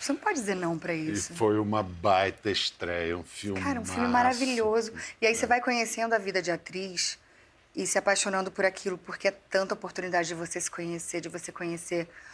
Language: Portuguese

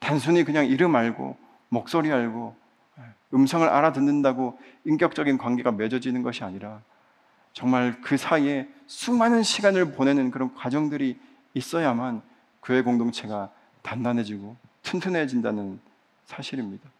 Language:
Korean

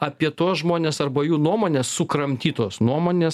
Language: Lithuanian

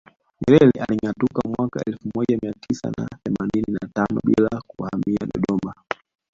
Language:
Swahili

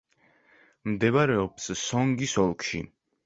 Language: Georgian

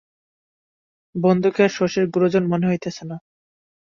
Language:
Bangla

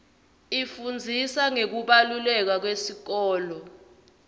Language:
Swati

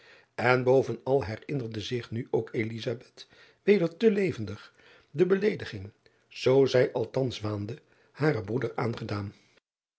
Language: Dutch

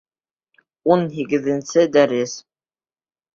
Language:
Bashkir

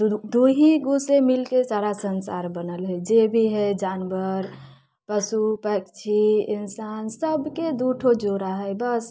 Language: Maithili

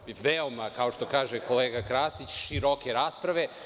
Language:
Serbian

